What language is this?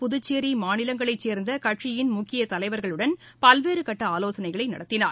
Tamil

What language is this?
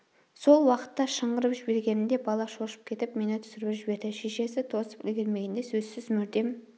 Kazakh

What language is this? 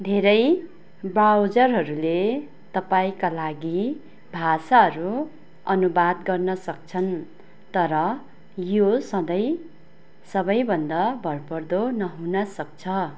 Nepali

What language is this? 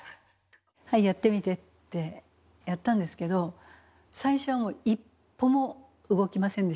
Japanese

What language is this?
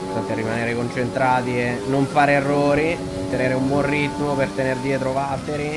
Italian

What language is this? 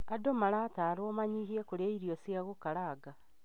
Kikuyu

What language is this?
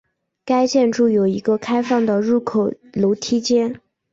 Chinese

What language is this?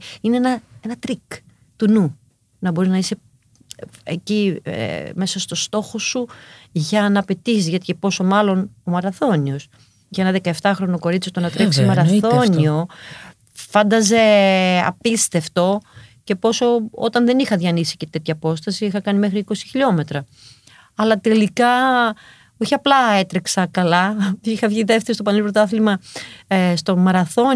Greek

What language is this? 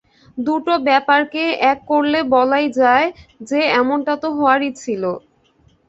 Bangla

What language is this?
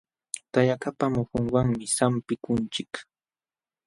Jauja Wanca Quechua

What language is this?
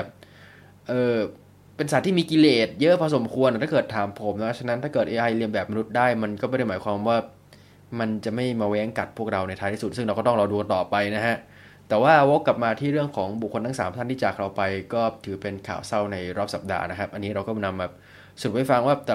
Thai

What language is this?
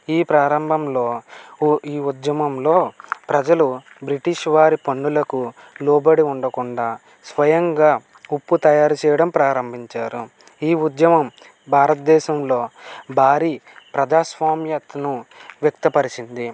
Telugu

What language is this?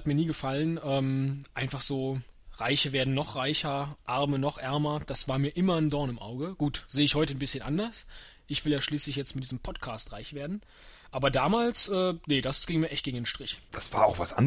German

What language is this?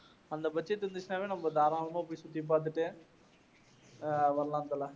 Tamil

